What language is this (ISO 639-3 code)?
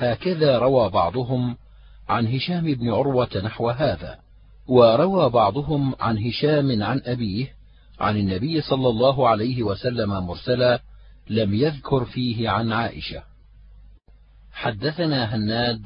ara